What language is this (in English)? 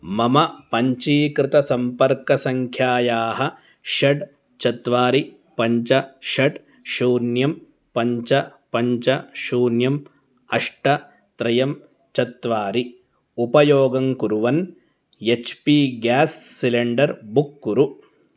Sanskrit